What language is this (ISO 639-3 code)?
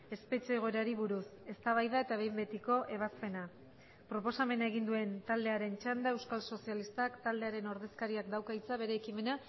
eus